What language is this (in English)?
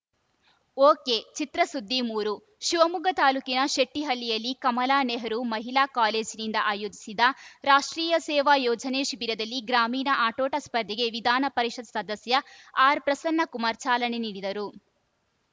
Kannada